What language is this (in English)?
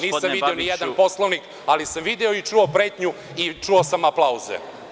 Serbian